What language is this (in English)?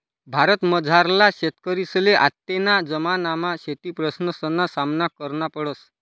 Marathi